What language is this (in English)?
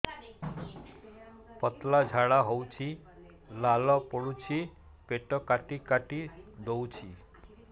Odia